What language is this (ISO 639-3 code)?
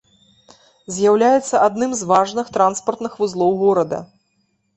bel